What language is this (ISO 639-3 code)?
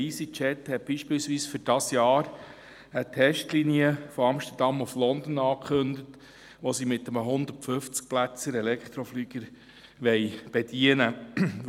gsw